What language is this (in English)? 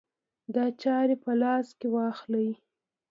Pashto